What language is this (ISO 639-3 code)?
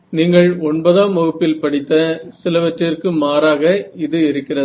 tam